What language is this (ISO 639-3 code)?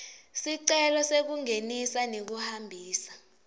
ssw